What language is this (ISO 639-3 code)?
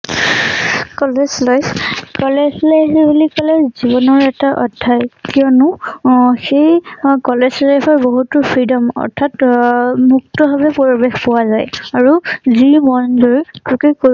asm